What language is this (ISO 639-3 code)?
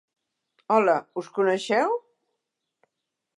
cat